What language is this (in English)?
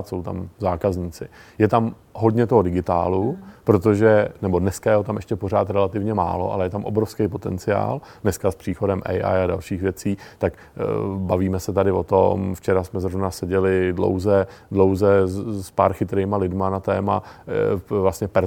Czech